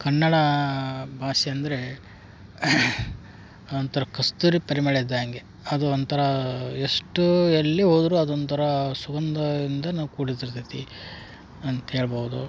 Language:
Kannada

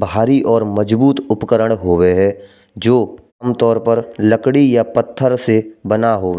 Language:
Braj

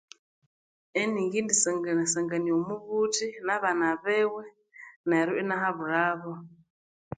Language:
Konzo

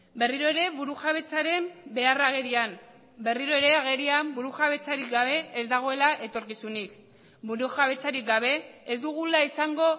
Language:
Basque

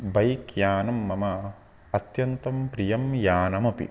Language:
Sanskrit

